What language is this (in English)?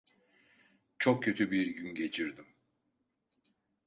Turkish